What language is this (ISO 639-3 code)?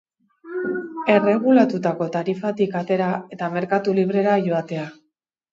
eus